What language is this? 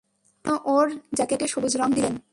Bangla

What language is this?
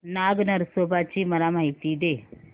Marathi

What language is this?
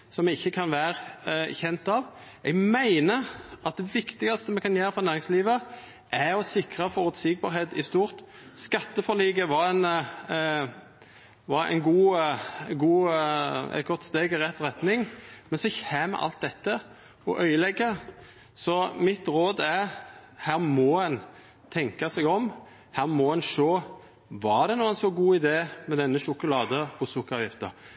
Norwegian Nynorsk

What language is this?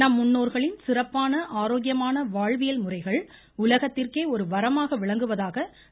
Tamil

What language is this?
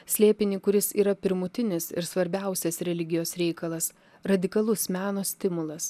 Lithuanian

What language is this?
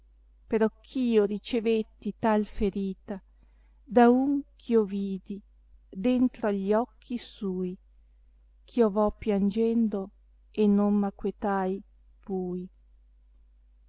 Italian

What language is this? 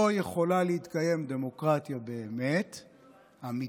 Hebrew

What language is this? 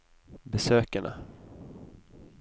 Norwegian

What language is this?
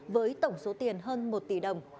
Vietnamese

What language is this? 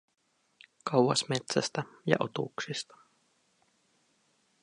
Finnish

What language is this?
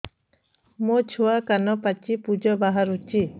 Odia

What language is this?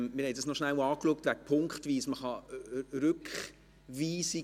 Swiss German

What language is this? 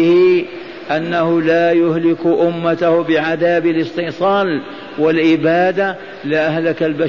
Arabic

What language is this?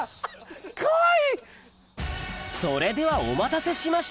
Japanese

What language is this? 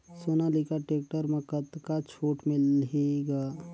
Chhattisgarhi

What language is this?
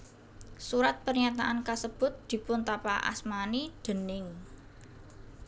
Javanese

